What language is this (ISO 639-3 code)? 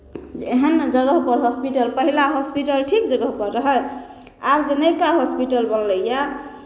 mai